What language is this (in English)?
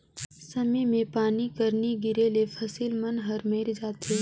Chhattisgarhi